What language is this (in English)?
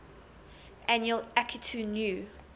English